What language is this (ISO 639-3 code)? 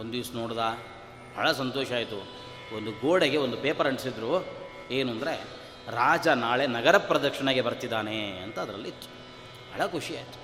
kan